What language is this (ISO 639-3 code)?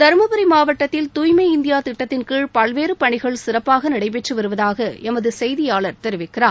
tam